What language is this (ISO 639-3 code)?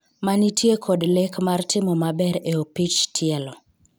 luo